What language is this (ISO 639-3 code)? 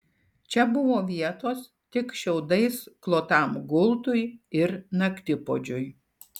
lit